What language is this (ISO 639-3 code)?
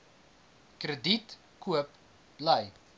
afr